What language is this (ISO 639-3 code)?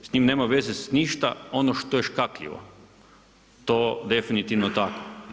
hrv